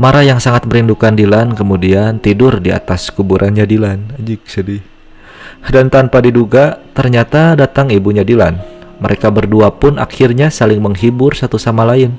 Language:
Indonesian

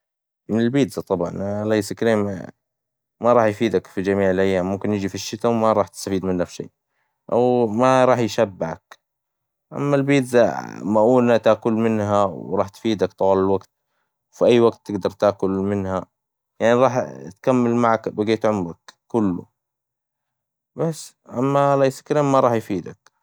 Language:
Hijazi Arabic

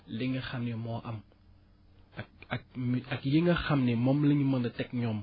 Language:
Wolof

